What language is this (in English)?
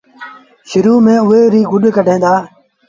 Sindhi Bhil